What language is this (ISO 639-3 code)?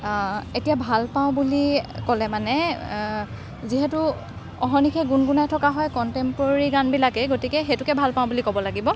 asm